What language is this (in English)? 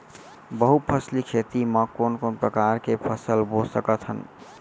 Chhattisgarhi